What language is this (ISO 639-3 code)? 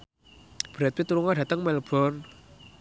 jav